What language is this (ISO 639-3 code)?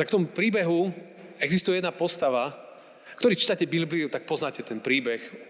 slk